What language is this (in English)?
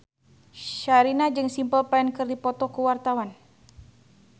Sundanese